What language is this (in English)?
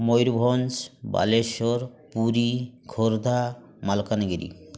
Odia